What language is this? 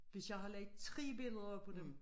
Danish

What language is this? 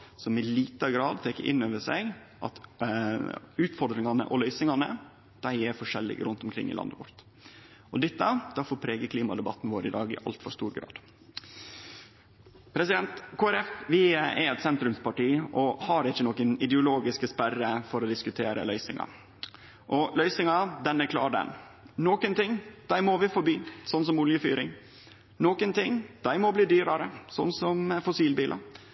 Norwegian Nynorsk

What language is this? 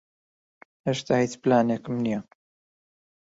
Central Kurdish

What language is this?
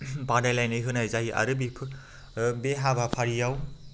Bodo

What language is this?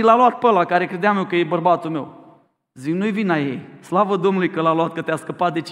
Romanian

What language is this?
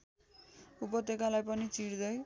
Nepali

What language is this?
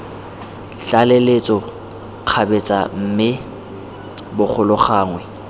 Tswana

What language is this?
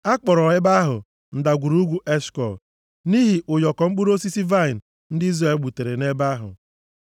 Igbo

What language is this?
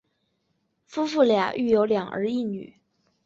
Chinese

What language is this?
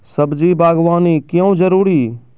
Maithili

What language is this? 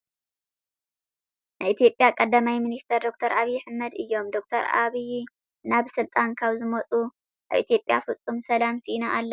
Tigrinya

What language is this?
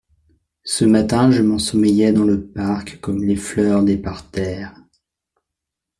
French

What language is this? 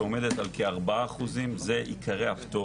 Hebrew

